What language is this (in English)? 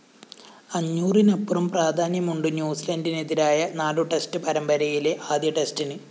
Malayalam